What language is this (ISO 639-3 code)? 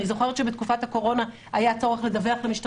heb